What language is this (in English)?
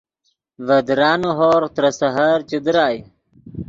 Yidgha